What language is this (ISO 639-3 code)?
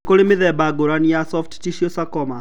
kik